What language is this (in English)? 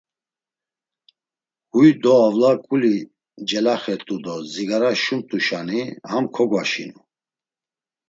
Laz